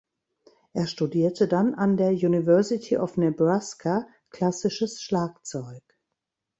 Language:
German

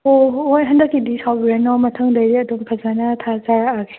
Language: Manipuri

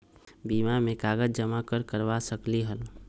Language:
Magahi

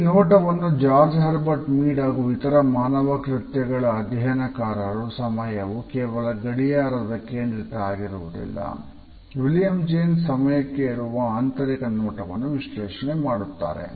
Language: Kannada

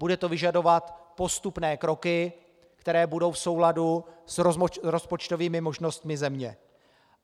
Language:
Czech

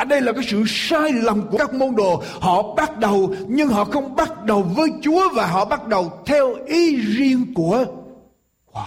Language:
Vietnamese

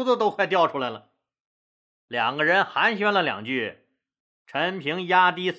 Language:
Chinese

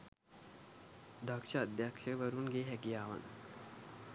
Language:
Sinhala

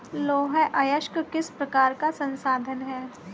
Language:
Hindi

